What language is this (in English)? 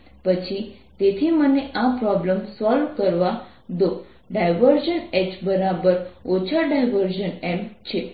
Gujarati